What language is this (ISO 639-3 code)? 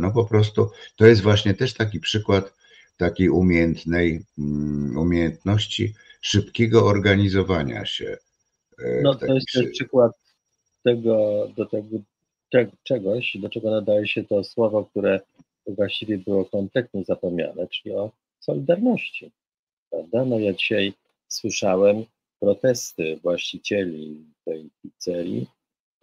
pol